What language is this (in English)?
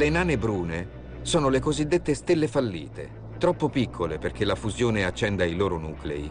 Italian